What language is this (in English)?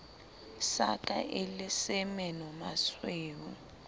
Southern Sotho